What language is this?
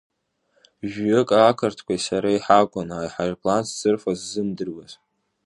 Abkhazian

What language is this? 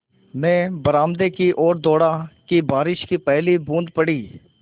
Hindi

